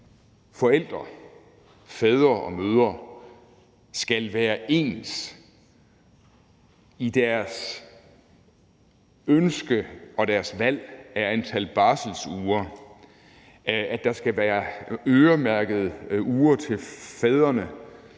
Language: Danish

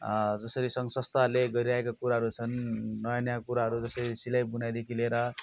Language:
Nepali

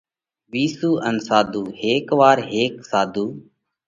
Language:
Parkari Koli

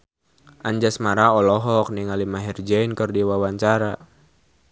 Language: Sundanese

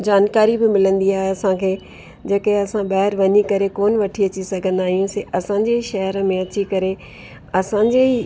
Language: Sindhi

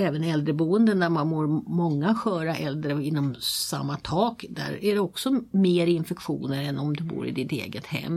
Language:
Swedish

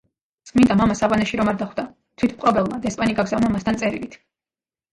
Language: Georgian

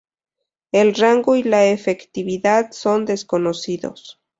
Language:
Spanish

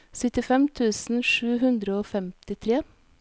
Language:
Norwegian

